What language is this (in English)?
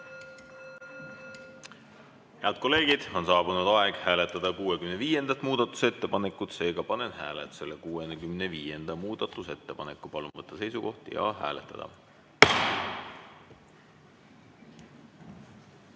Estonian